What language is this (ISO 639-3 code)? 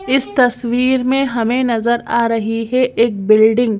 hin